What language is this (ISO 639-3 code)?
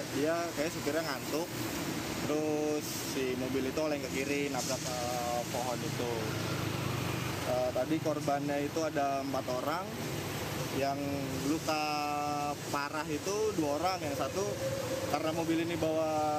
ind